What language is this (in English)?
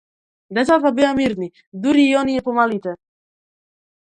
Macedonian